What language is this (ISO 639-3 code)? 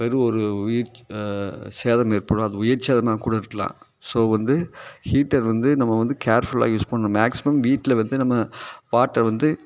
tam